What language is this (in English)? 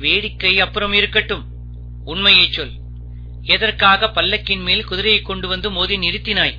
Tamil